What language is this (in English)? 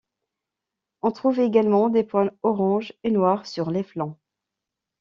French